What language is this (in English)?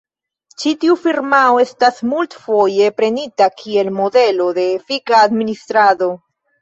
Esperanto